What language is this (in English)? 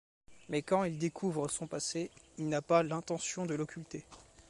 French